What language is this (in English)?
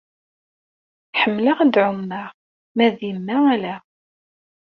Kabyle